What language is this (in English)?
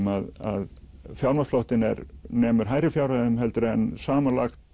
Icelandic